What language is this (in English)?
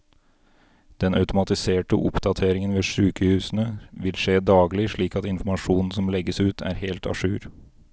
Norwegian